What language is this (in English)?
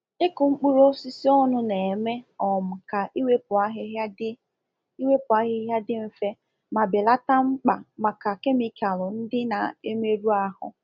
Igbo